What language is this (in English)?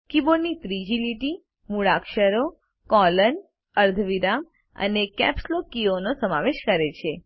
Gujarati